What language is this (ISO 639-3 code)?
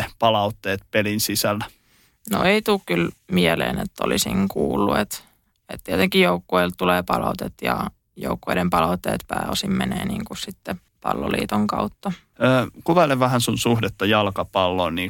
fin